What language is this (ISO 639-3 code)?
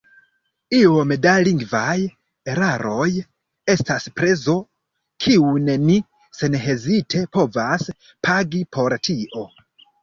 epo